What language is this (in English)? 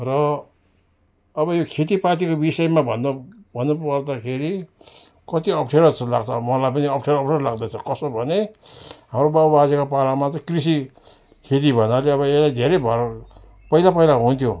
Nepali